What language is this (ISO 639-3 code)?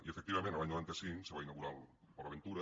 cat